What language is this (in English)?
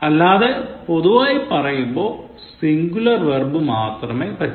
Malayalam